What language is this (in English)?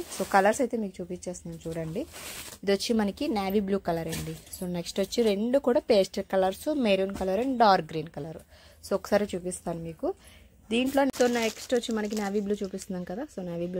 Telugu